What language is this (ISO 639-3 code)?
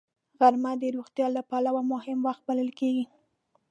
pus